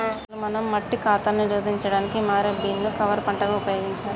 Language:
Telugu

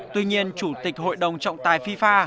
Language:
Vietnamese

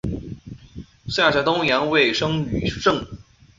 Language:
Chinese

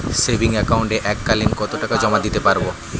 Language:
Bangla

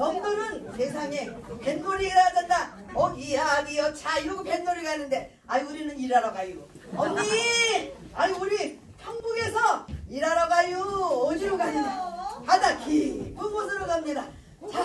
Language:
Korean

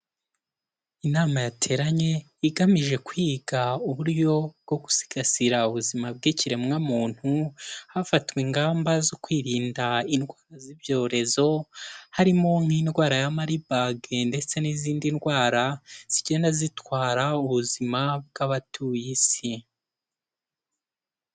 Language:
Kinyarwanda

